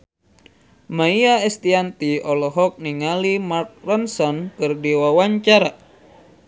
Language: Sundanese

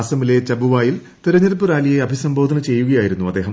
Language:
Malayalam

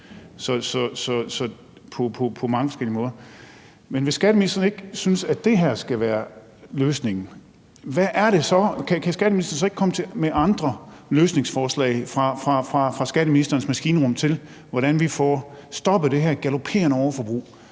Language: Danish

